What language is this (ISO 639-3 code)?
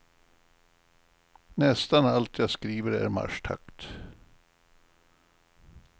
swe